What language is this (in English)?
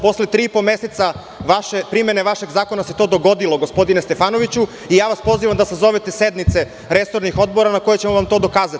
Serbian